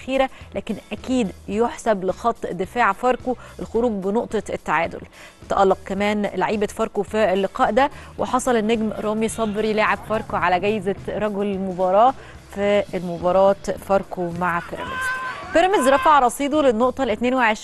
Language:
Arabic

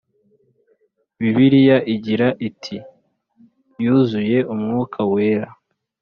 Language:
Kinyarwanda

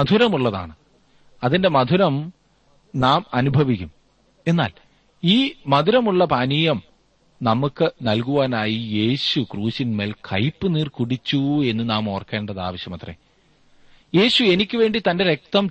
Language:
Malayalam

